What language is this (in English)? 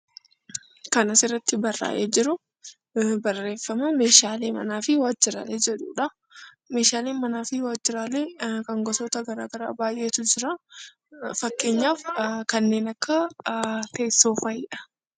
Oromo